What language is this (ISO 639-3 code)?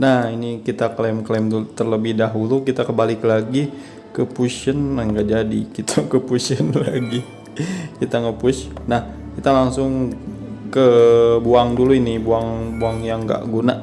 ind